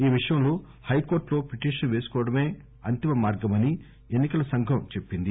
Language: Telugu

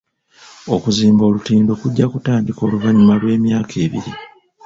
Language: Ganda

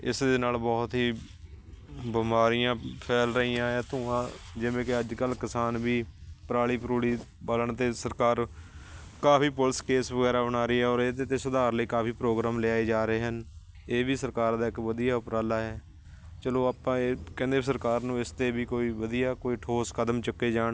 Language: Punjabi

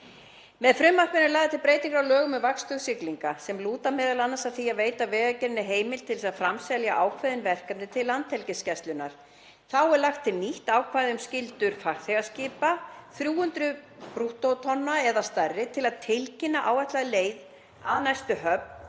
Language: Icelandic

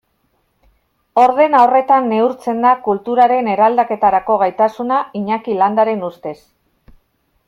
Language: Basque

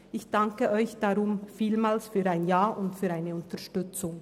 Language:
Swiss German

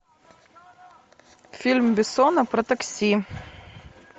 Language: Russian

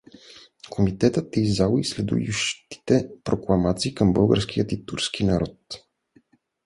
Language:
Bulgarian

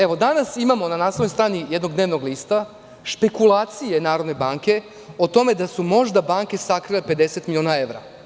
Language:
Serbian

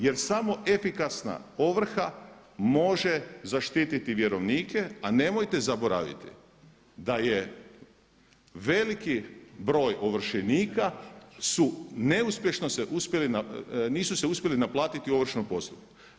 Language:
Croatian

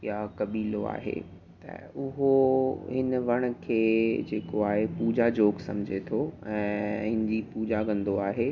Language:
Sindhi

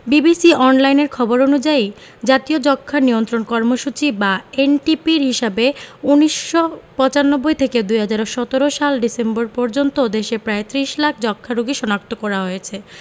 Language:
Bangla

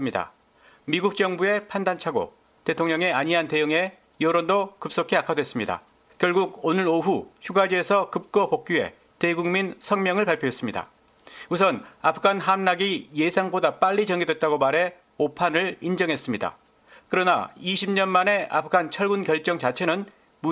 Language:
Korean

